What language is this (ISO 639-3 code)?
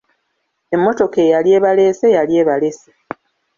lug